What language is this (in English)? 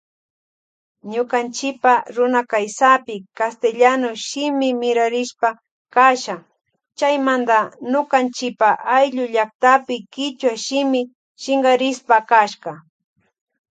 Loja Highland Quichua